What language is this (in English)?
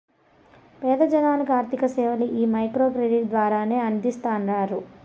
Telugu